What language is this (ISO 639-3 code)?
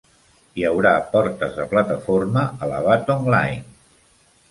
cat